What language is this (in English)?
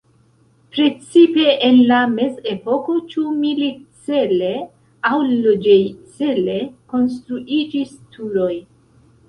Esperanto